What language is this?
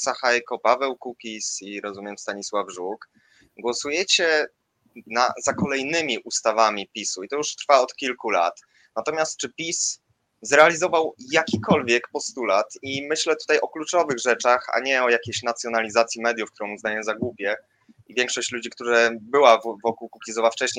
Polish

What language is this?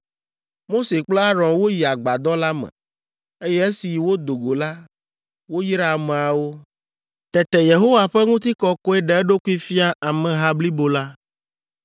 Ewe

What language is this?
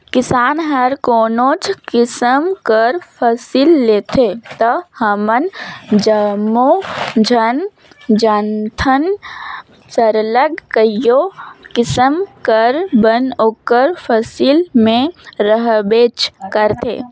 Chhattisgarhi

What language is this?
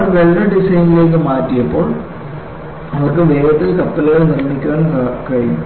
Malayalam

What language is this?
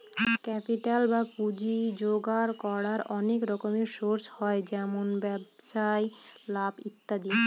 Bangla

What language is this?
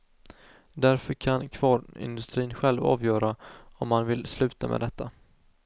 Swedish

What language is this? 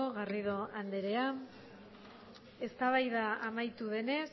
Basque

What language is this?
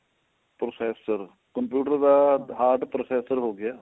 Punjabi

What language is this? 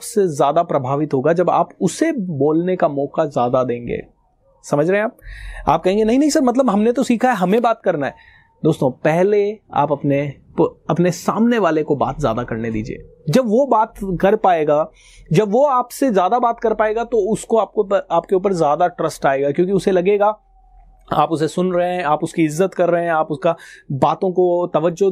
Hindi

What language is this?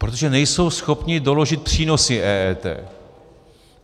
Czech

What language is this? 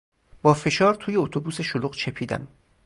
Persian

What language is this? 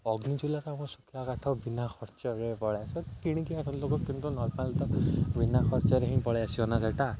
Odia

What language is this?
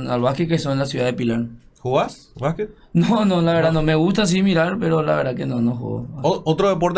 Spanish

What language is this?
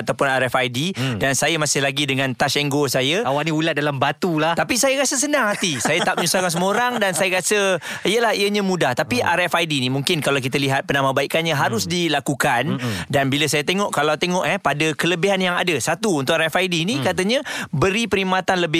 Malay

